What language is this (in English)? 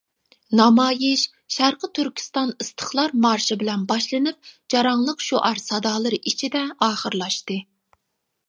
Uyghur